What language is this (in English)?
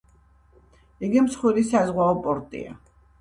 Georgian